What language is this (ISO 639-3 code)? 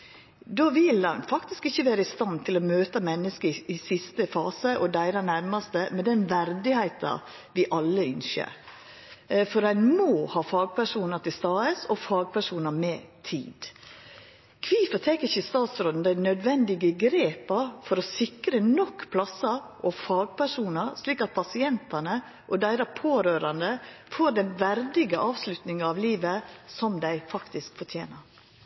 nno